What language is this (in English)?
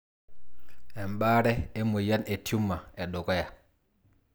Masai